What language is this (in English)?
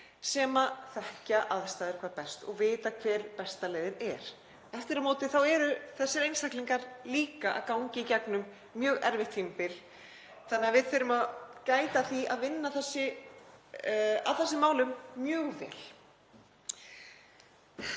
Icelandic